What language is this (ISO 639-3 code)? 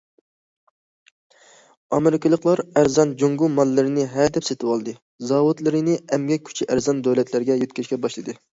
uig